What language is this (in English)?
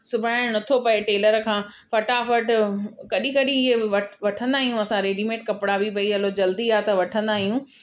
Sindhi